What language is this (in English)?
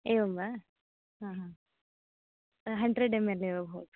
Sanskrit